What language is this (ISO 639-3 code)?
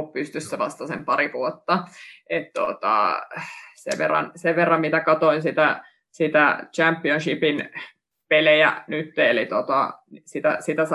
fin